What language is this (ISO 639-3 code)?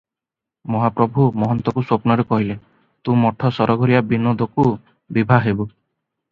ori